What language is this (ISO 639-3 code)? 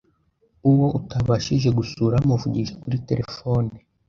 kin